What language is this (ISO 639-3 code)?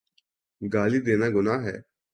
urd